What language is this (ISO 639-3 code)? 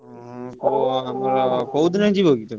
ori